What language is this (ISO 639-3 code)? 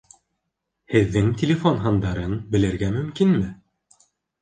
bak